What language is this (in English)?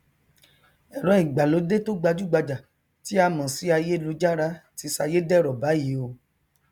Yoruba